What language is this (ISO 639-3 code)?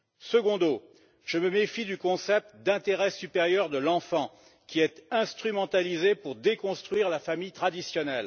fra